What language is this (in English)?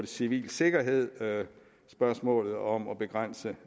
Danish